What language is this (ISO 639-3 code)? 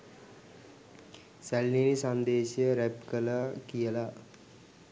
sin